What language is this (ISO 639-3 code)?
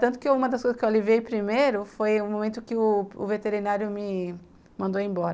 por